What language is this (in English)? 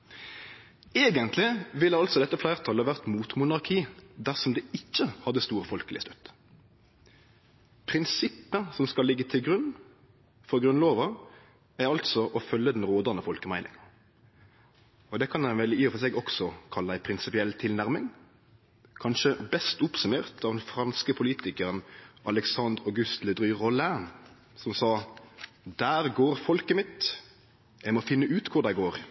Norwegian Nynorsk